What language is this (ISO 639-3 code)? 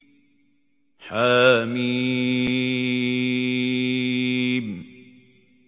ara